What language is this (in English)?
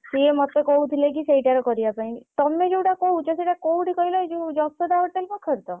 Odia